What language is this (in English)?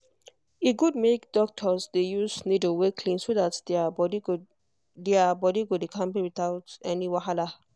Nigerian Pidgin